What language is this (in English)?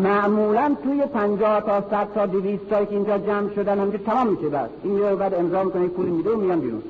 Persian